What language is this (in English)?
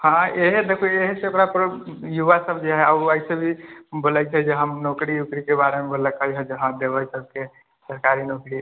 Maithili